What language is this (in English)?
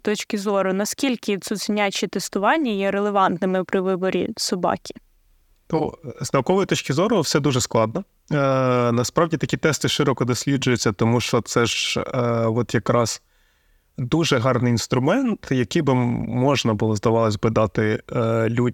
Ukrainian